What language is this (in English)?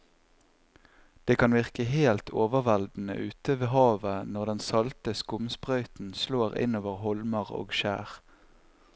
Norwegian